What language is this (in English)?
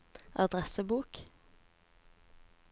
Norwegian